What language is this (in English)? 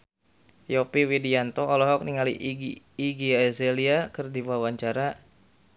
Sundanese